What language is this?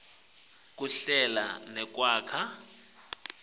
Swati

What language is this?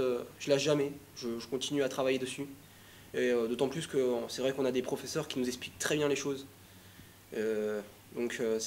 French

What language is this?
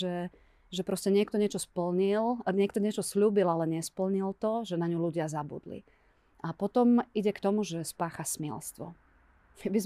Slovak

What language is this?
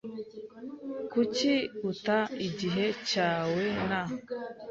Kinyarwanda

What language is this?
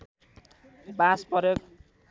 Nepali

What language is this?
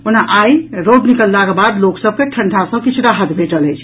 Maithili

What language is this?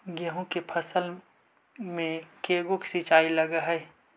Magahi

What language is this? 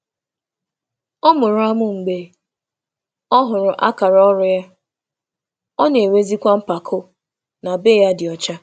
Igbo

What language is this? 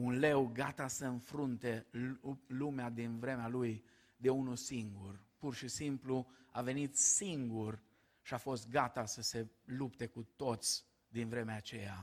Romanian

